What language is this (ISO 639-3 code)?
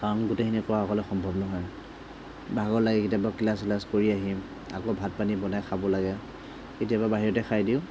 asm